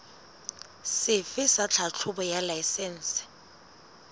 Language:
Southern Sotho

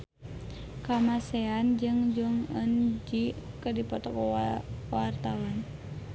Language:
Sundanese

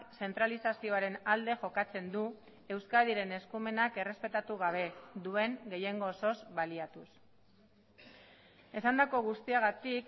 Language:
Basque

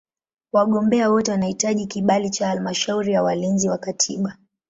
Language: Swahili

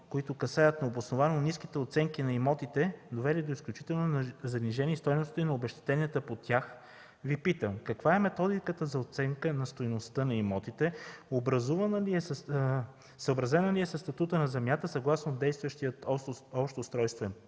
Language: Bulgarian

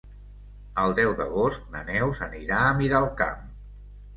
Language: Catalan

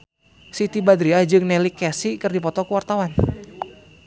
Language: Sundanese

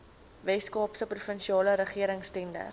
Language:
Afrikaans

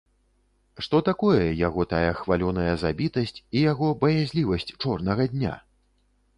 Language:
Belarusian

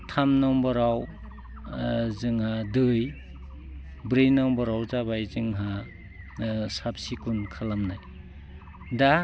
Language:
Bodo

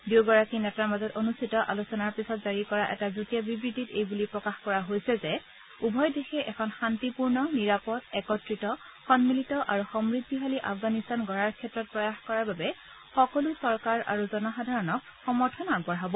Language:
Assamese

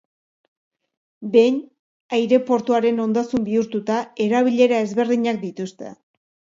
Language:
Basque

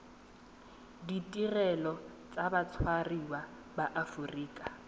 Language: Tswana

